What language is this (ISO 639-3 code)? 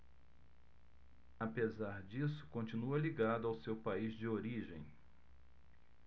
por